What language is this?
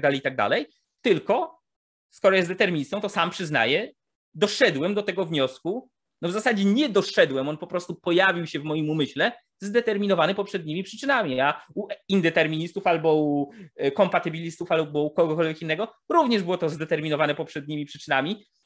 Polish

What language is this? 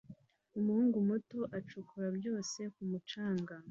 Kinyarwanda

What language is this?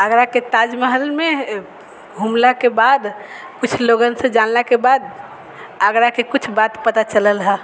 Maithili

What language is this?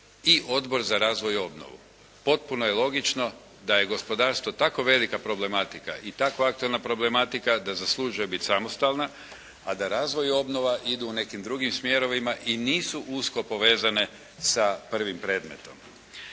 Croatian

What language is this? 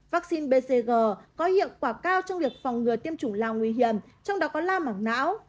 Vietnamese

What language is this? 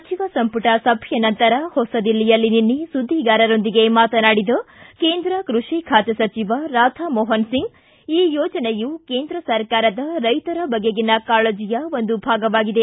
Kannada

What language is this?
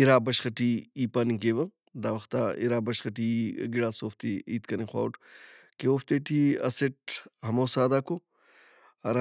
Brahui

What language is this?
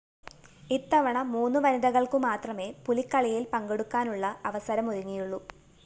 Malayalam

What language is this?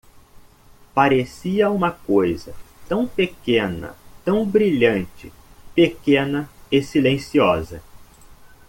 Portuguese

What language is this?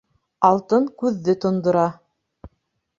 Bashkir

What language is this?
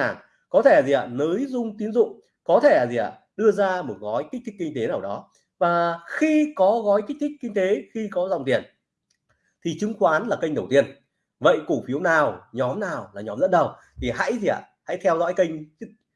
Vietnamese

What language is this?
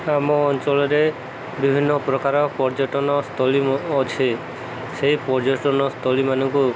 Odia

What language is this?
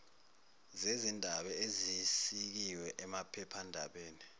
Zulu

